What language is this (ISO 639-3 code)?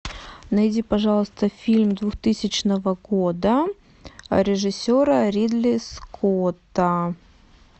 rus